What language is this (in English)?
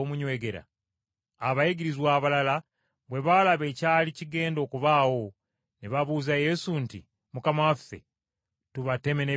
Ganda